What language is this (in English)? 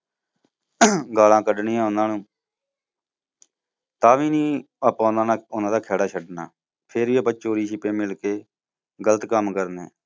Punjabi